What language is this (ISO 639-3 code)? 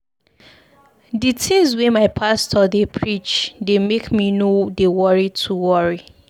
pcm